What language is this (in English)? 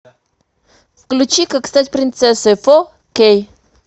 Russian